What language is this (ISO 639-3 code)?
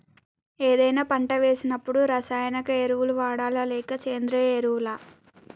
tel